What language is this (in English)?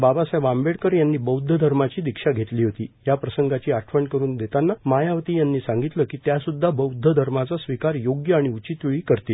Marathi